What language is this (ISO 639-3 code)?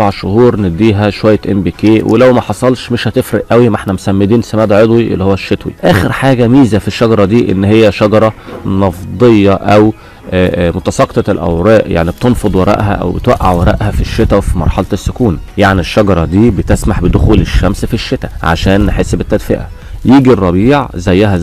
ara